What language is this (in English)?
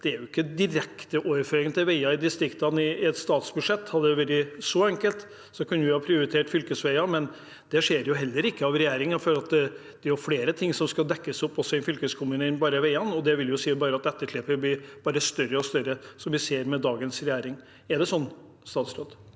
Norwegian